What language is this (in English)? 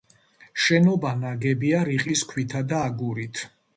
Georgian